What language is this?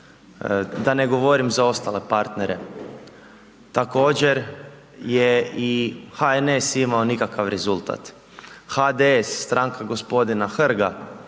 Croatian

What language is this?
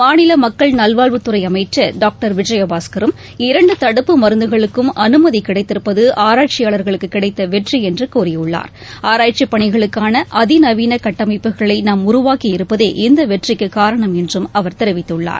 Tamil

